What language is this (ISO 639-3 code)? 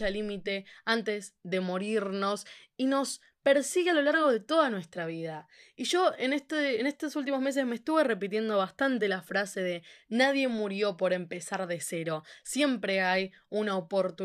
spa